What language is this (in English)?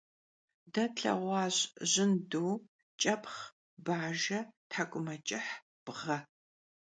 Kabardian